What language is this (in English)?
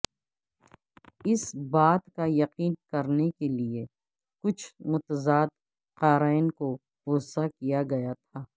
Urdu